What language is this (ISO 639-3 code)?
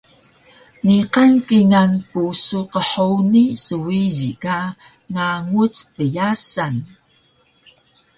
trv